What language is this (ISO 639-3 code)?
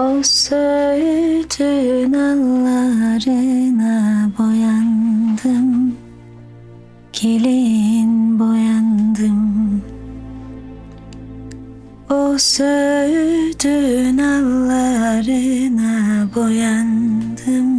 tur